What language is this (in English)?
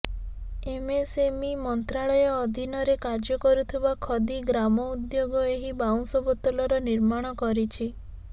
Odia